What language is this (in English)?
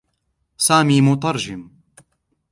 Arabic